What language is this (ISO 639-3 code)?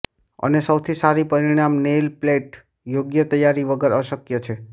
guj